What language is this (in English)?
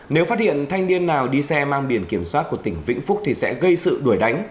Vietnamese